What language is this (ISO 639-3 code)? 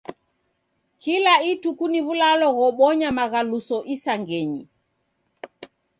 dav